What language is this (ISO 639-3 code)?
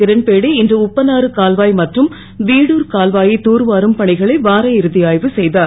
tam